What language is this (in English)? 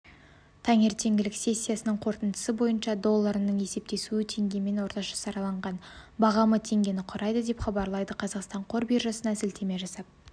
Kazakh